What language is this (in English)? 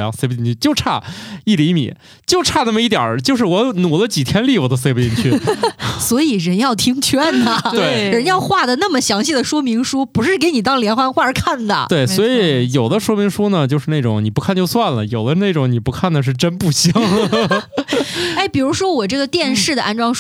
Chinese